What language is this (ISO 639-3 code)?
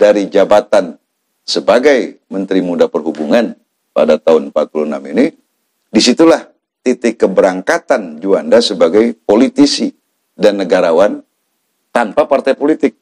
ind